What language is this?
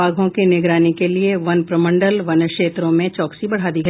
Hindi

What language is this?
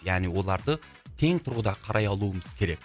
Kazakh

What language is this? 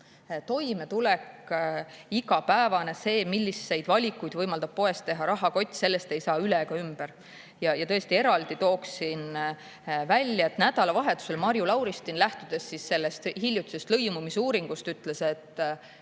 Estonian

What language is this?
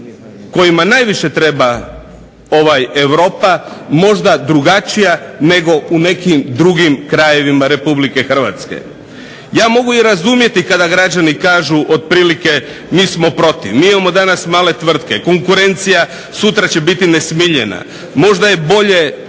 Croatian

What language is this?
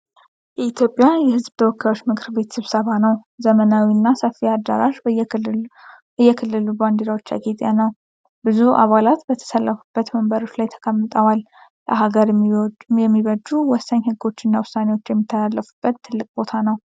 Amharic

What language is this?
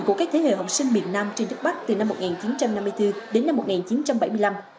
Vietnamese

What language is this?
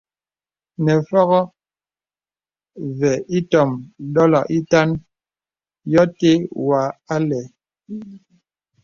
Bebele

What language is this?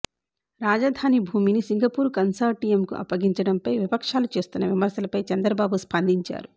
Telugu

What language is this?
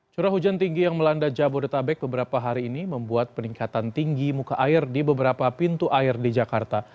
Indonesian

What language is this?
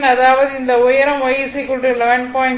Tamil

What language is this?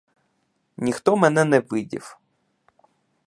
Ukrainian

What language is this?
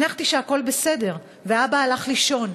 Hebrew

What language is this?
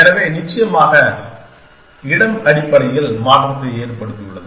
Tamil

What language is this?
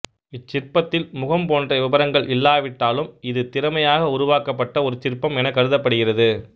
Tamil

